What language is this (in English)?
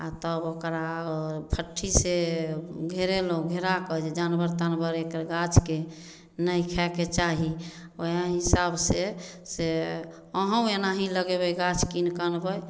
Maithili